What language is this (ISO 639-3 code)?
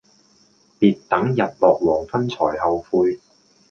yue